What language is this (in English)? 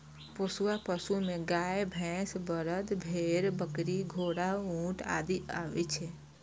Maithili